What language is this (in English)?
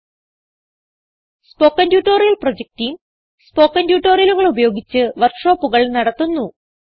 Malayalam